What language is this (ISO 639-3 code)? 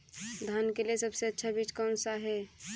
hin